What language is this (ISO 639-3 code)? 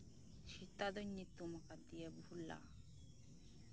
sat